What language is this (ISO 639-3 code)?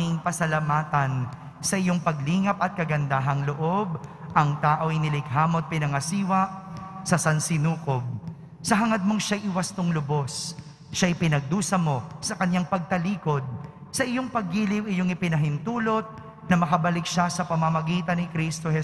fil